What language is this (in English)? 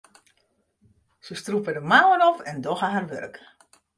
Western Frisian